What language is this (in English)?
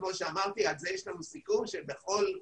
Hebrew